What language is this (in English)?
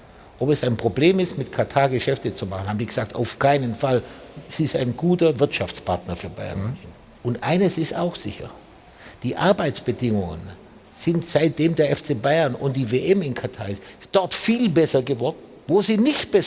German